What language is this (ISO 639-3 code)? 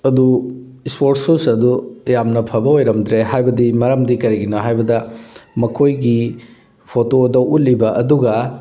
mni